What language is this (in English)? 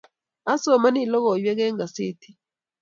Kalenjin